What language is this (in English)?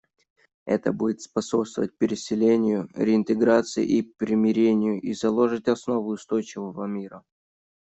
Russian